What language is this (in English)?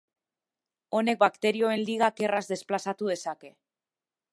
Basque